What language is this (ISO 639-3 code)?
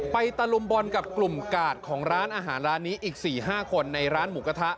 tha